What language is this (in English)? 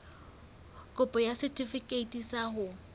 Southern Sotho